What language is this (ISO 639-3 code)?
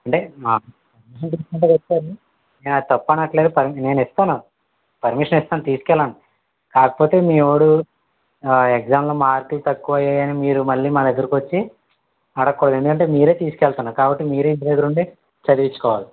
tel